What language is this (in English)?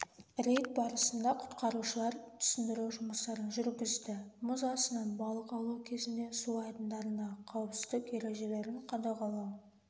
Kazakh